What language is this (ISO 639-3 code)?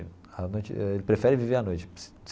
por